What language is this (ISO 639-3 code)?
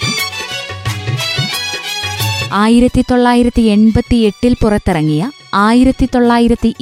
mal